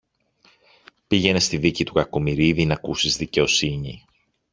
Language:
Greek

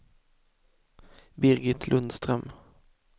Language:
Swedish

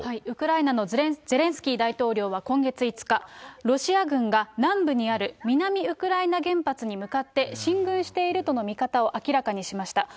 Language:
Japanese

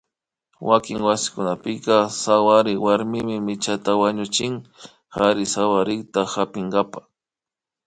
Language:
Imbabura Highland Quichua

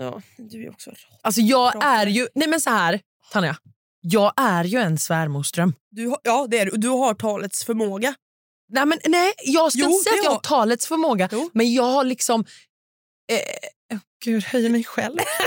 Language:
Swedish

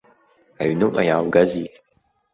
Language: Abkhazian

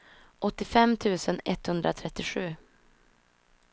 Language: Swedish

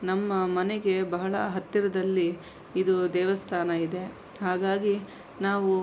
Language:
Kannada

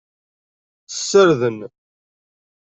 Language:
Kabyle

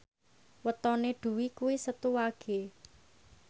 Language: Javanese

